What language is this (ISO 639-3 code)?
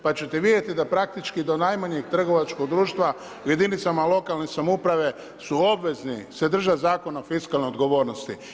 hrv